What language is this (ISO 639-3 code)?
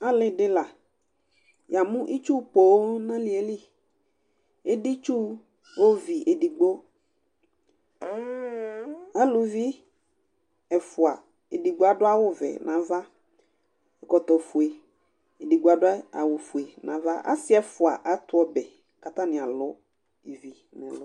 kpo